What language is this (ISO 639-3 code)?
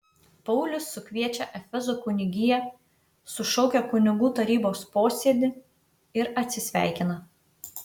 lit